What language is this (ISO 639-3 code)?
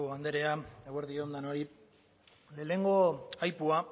eus